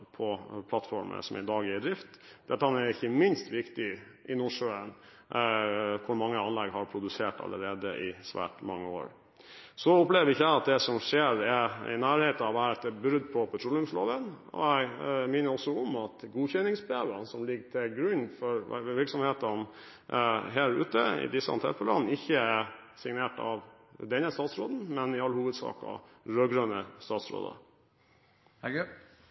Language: Norwegian Bokmål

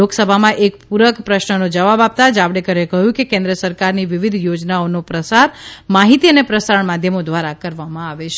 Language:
Gujarati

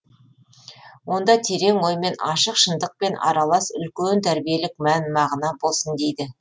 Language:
Kazakh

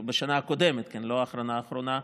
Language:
Hebrew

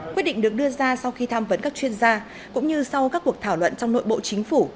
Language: Vietnamese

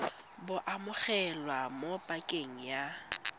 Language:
Tswana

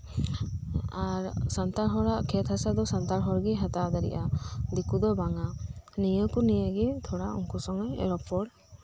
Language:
Santali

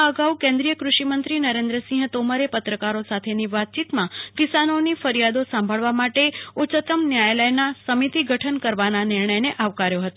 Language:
Gujarati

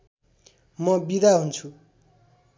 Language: Nepali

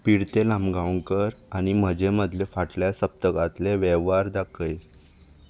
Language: Konkani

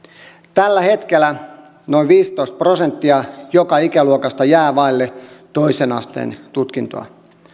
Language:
Finnish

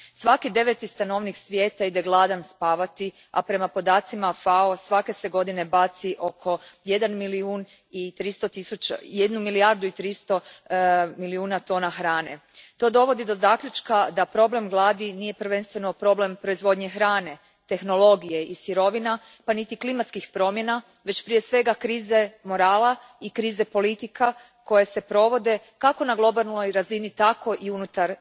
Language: Croatian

